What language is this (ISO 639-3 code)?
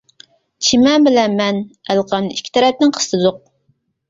uig